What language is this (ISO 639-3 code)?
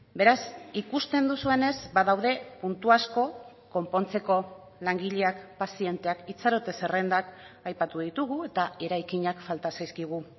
eus